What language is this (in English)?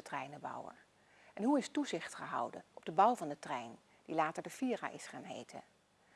Dutch